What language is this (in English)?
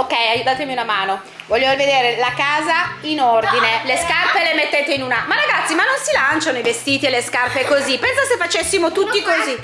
Italian